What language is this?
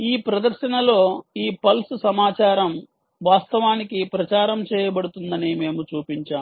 Telugu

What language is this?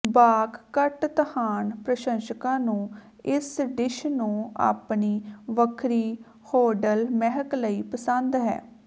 Punjabi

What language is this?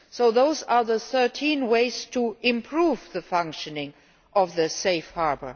English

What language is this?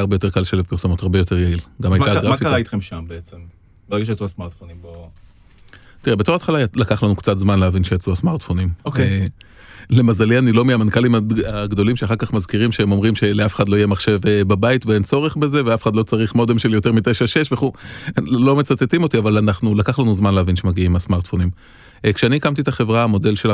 Hebrew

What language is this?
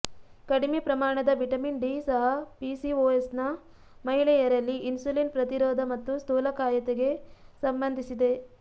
Kannada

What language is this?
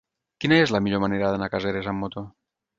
Catalan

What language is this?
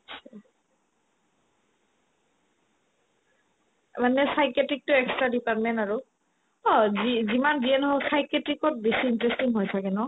Assamese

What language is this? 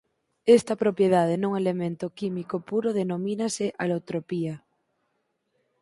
Galician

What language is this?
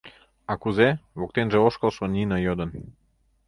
Mari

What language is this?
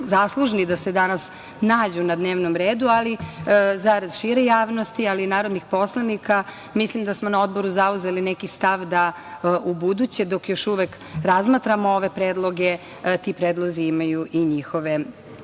Serbian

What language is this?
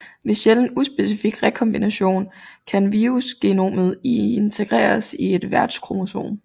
Danish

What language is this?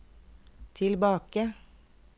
Norwegian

